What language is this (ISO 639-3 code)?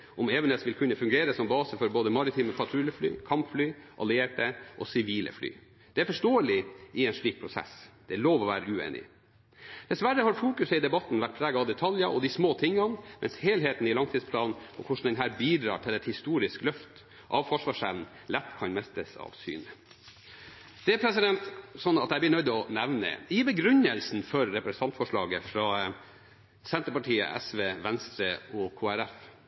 nob